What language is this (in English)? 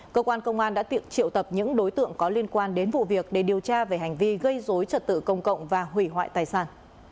Vietnamese